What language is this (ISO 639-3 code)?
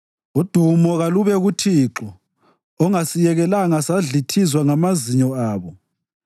nde